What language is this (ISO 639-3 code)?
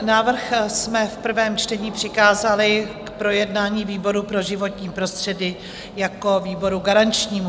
ces